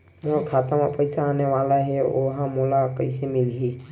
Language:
Chhattisgarhi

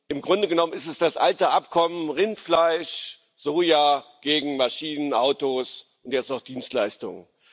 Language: German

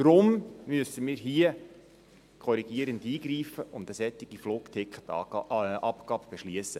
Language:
Swiss German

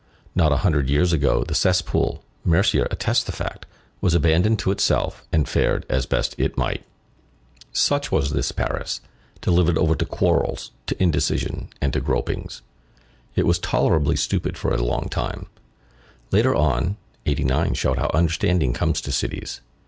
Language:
English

